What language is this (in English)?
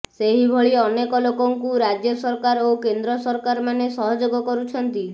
Odia